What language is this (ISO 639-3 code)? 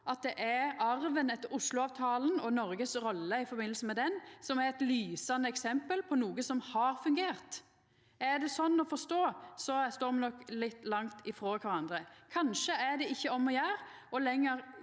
nor